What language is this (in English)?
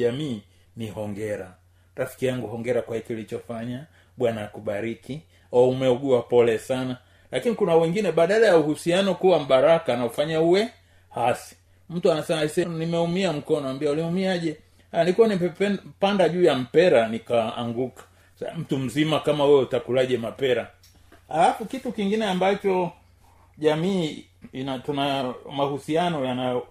Swahili